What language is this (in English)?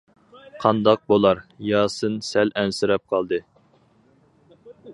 Uyghur